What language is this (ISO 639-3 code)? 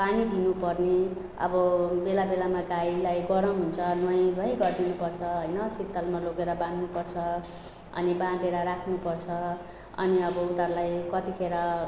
nep